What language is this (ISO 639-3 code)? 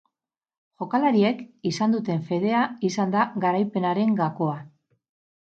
eus